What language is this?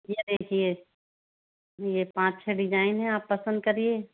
Hindi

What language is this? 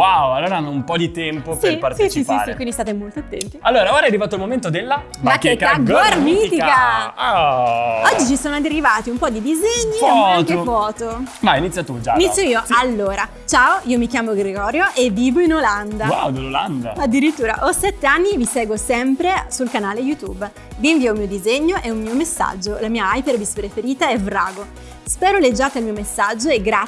Italian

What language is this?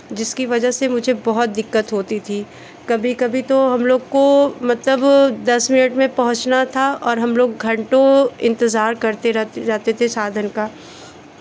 Hindi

